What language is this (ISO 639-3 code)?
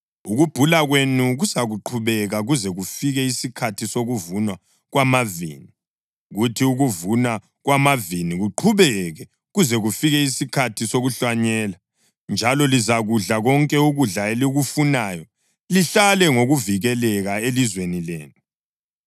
nde